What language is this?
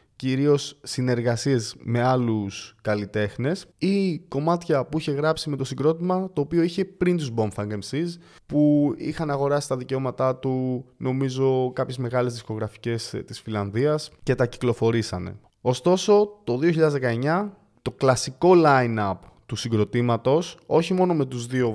Greek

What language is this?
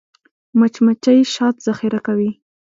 Pashto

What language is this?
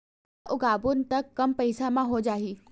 Chhattisgarhi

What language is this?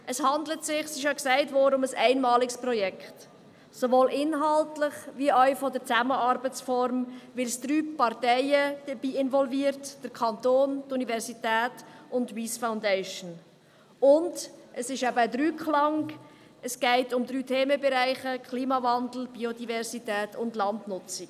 Swiss German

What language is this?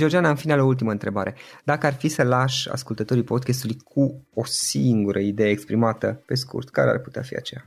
Romanian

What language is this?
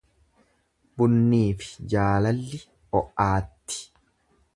Oromo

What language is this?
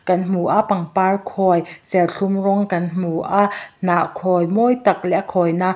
Mizo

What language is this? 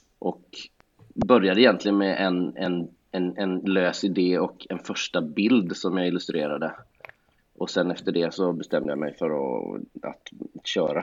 Swedish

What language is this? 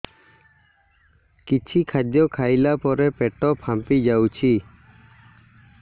Odia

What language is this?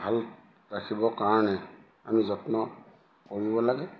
Assamese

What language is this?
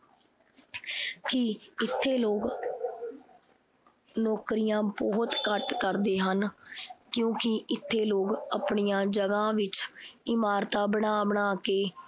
Punjabi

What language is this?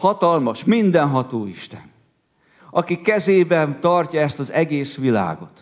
Hungarian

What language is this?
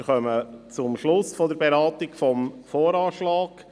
Swiss German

